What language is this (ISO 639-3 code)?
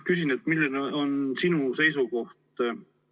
est